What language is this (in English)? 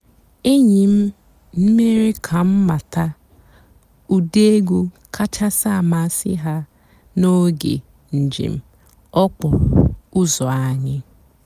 Igbo